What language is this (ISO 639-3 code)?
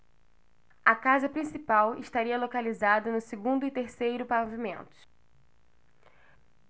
por